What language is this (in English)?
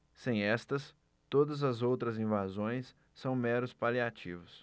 Portuguese